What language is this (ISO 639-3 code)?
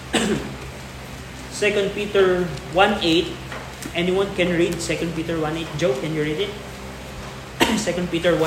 fil